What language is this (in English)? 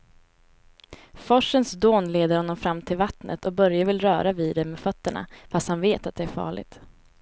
Swedish